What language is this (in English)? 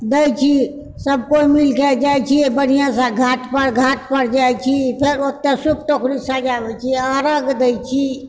Maithili